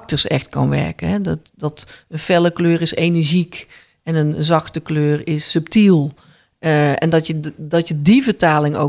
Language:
Dutch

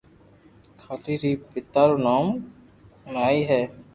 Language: Loarki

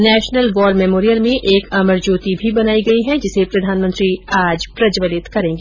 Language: Hindi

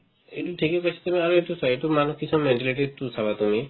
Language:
Assamese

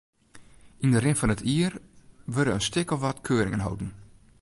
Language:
Western Frisian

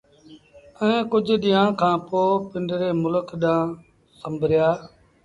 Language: Sindhi Bhil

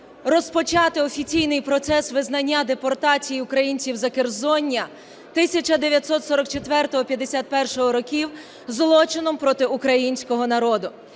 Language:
Ukrainian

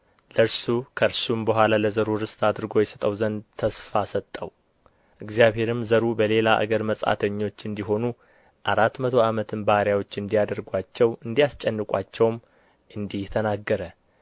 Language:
Amharic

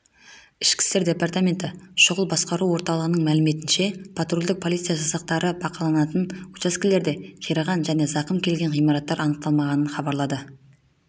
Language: Kazakh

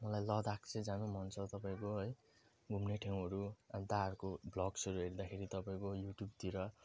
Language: Nepali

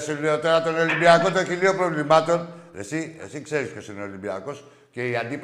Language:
Greek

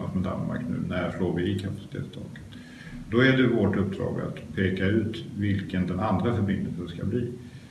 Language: Swedish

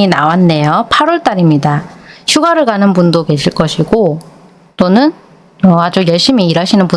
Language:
Korean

